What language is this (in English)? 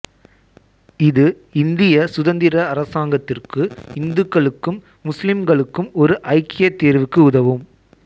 Tamil